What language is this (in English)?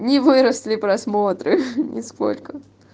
Russian